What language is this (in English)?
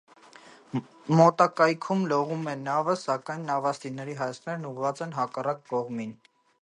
Armenian